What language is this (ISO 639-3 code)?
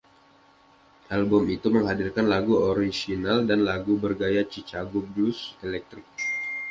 ind